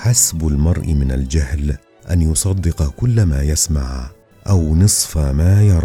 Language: Arabic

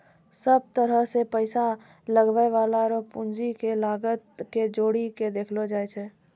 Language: Maithili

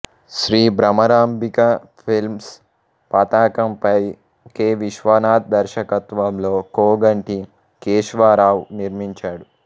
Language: Telugu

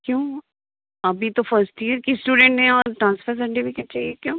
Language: Hindi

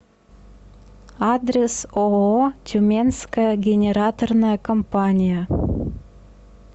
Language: Russian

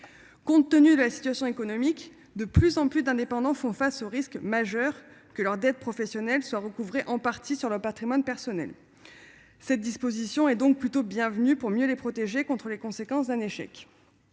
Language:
French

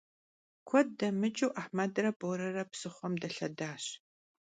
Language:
Kabardian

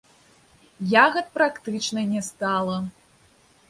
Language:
Belarusian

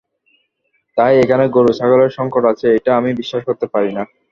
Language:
Bangla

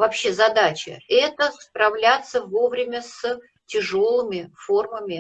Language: Russian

